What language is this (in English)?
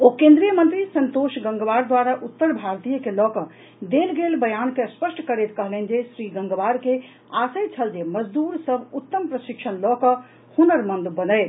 Maithili